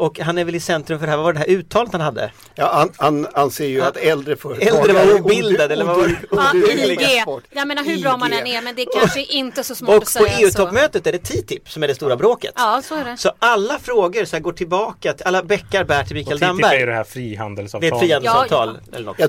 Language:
Swedish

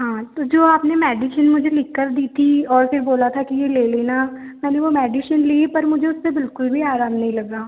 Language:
Hindi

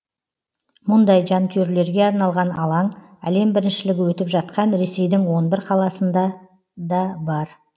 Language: Kazakh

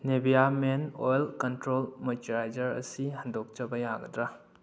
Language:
Manipuri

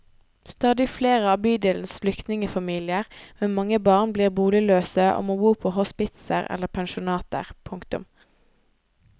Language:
Norwegian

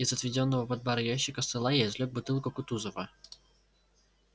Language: Russian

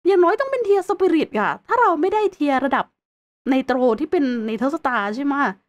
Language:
Thai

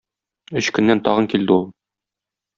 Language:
Tatar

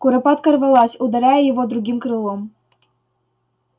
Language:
Russian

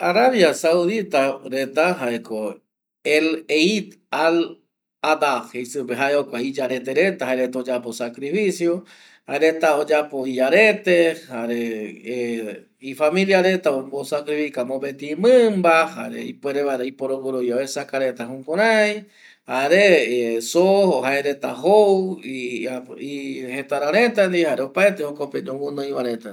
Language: Eastern Bolivian Guaraní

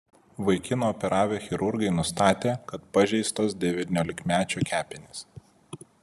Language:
Lithuanian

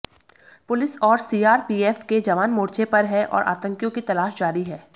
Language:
Hindi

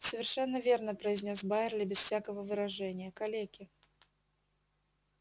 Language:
Russian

